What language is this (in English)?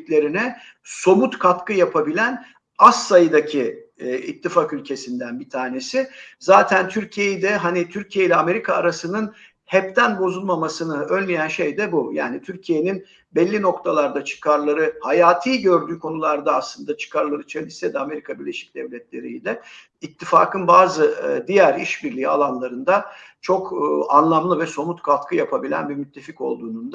Turkish